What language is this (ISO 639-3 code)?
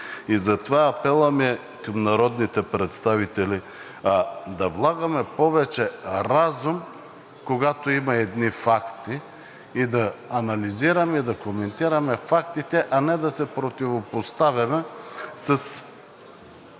bul